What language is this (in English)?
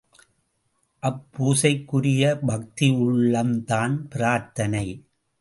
Tamil